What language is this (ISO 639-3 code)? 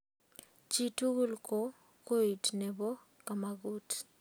kln